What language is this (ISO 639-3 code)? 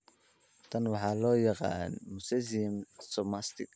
som